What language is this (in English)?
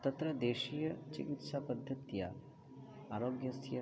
Sanskrit